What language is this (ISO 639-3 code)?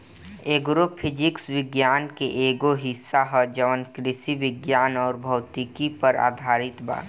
bho